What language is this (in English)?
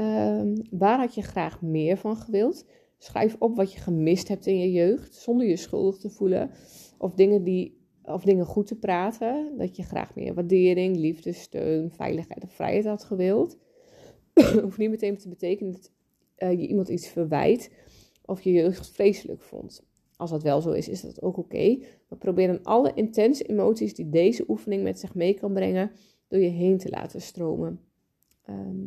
Dutch